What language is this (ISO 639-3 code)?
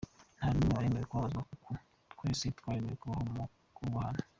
kin